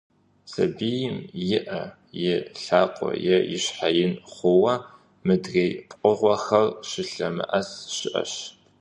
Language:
Kabardian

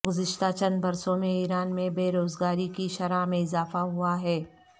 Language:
Urdu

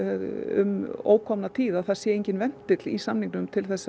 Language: Icelandic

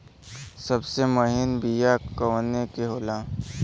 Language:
Bhojpuri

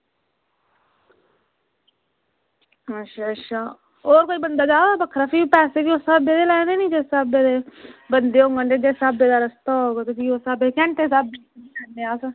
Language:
Dogri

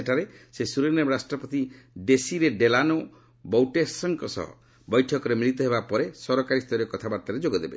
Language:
Odia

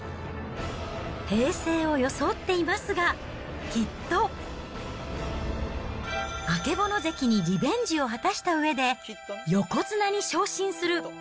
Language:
Japanese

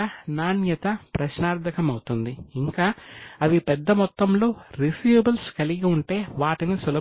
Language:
Telugu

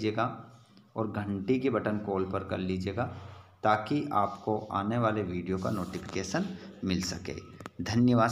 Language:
Hindi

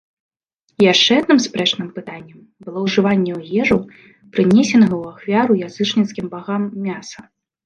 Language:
Belarusian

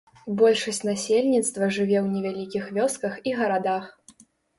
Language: Belarusian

